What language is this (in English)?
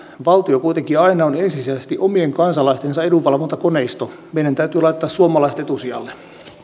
Finnish